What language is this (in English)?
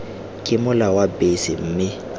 Tswana